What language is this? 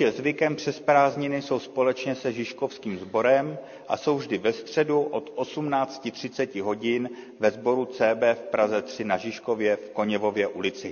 Czech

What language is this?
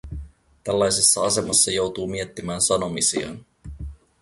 Finnish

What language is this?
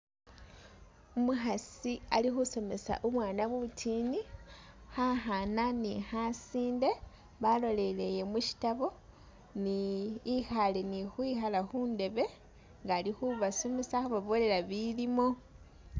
Masaaba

